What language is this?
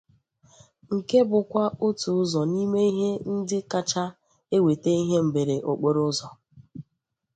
Igbo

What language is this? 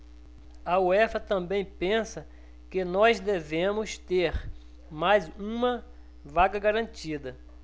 Portuguese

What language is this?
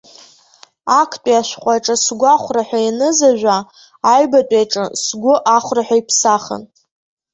Abkhazian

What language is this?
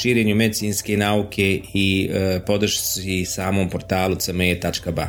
Croatian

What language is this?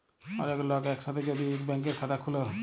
Bangla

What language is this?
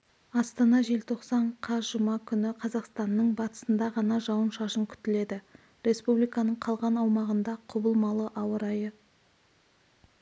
Kazakh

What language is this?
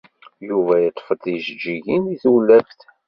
Kabyle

